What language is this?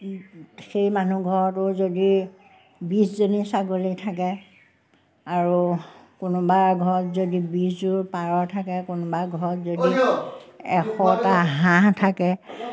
Assamese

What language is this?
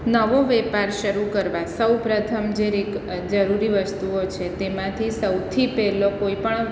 Gujarati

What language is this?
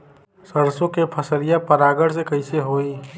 Bhojpuri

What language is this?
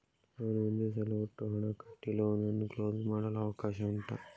Kannada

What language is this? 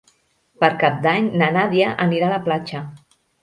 Catalan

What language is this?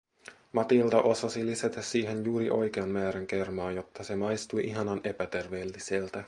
Finnish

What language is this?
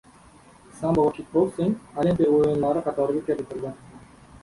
Uzbek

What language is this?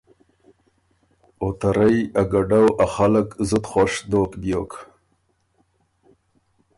Ormuri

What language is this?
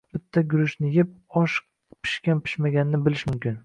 Uzbek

